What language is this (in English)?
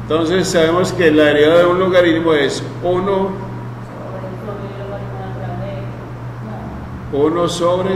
Spanish